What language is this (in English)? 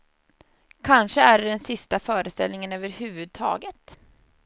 Swedish